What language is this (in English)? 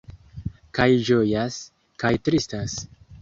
Esperanto